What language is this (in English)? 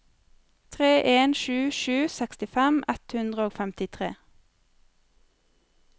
Norwegian